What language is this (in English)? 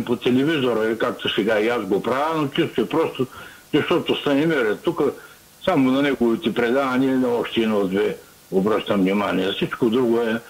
Bulgarian